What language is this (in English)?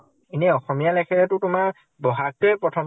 Assamese